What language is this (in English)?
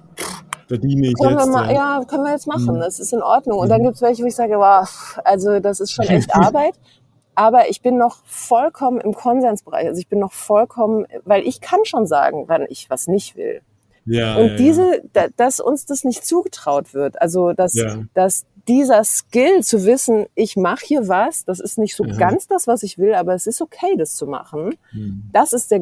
German